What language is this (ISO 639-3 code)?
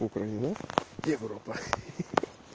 rus